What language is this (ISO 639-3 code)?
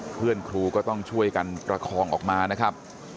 tha